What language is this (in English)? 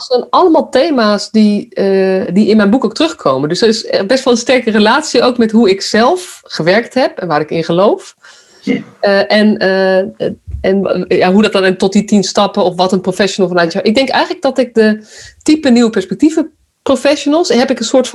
Dutch